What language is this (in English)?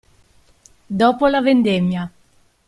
Italian